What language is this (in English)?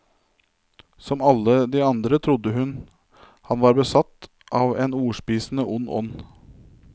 Norwegian